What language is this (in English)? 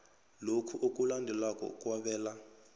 South Ndebele